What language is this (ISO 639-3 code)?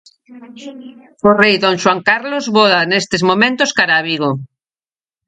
glg